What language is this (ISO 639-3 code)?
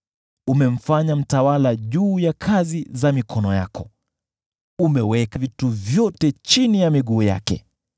swa